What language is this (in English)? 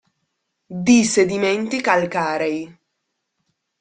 Italian